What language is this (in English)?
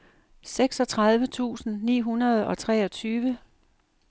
Danish